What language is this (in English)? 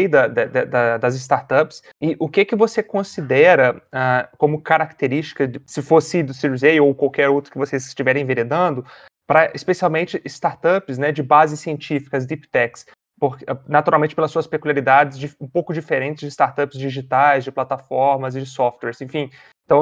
Portuguese